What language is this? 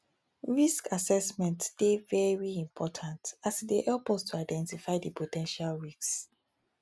Nigerian Pidgin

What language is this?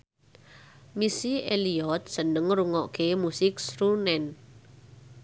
Javanese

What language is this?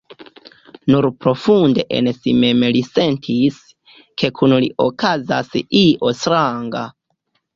Esperanto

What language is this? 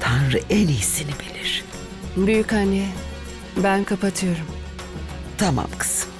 Turkish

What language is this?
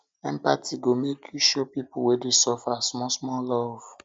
Nigerian Pidgin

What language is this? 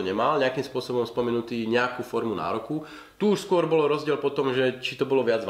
Slovak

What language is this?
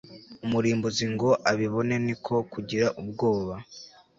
Kinyarwanda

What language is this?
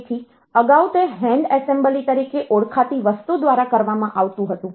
Gujarati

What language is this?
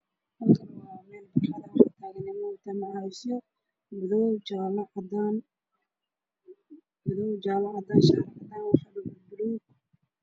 Somali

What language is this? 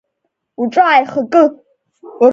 Abkhazian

